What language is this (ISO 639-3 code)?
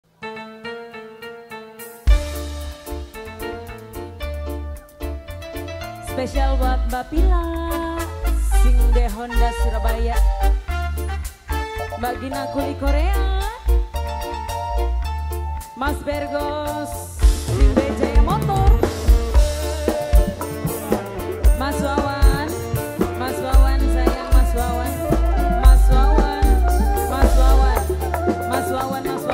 ind